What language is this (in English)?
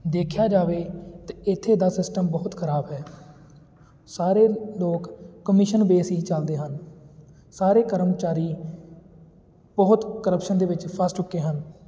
Punjabi